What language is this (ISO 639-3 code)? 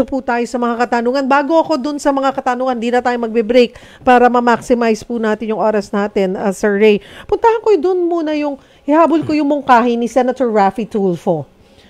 fil